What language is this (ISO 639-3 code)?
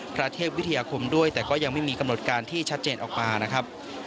tha